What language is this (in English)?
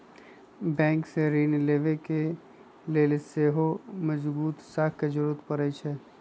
Magahi